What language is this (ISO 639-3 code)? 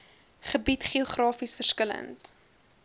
afr